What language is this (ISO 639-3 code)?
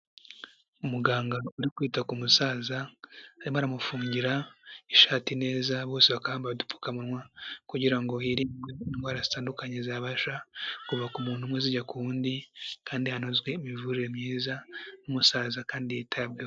kin